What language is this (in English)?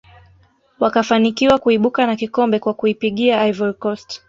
Swahili